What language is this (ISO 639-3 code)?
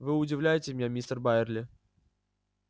rus